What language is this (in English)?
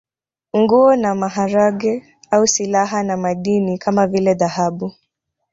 Swahili